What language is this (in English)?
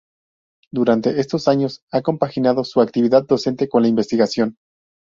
Spanish